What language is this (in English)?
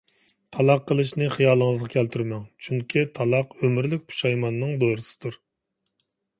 Uyghur